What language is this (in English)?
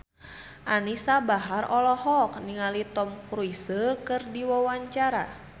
Sundanese